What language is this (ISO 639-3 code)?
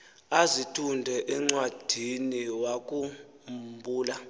xho